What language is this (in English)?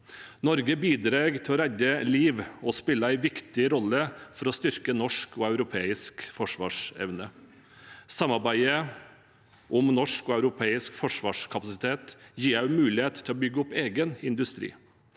Norwegian